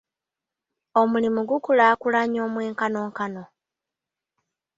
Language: Ganda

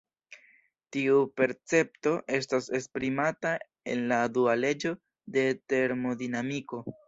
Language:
Esperanto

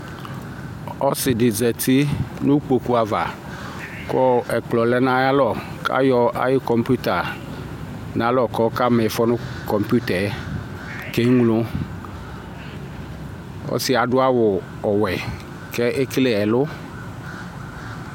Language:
Ikposo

